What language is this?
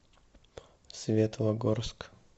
Russian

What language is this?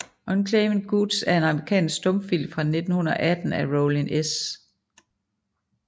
Danish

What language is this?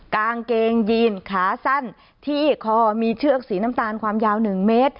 Thai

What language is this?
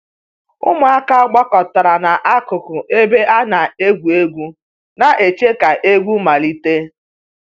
Igbo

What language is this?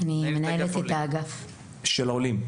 Hebrew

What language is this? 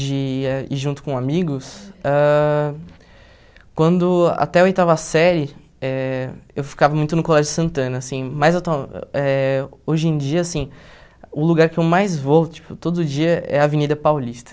Portuguese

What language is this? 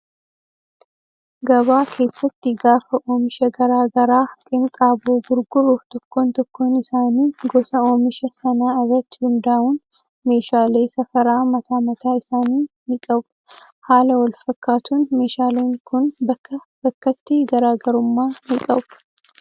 Oromo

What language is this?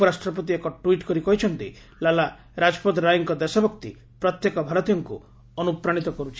Odia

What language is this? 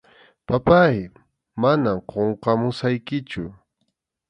Arequipa-La Unión Quechua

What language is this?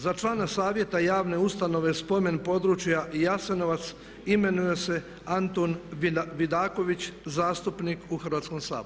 Croatian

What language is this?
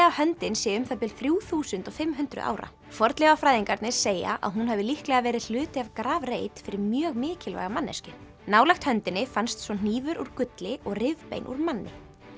Icelandic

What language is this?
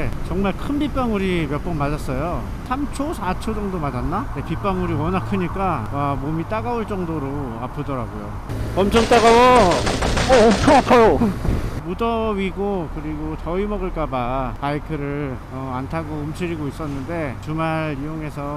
Korean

